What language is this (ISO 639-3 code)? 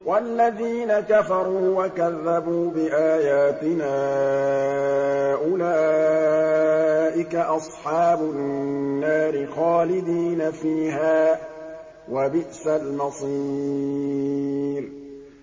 ara